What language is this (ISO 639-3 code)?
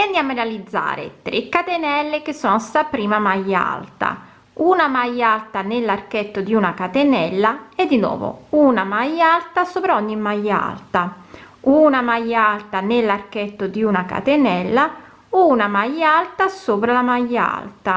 ita